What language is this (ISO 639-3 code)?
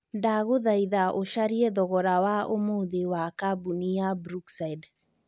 kik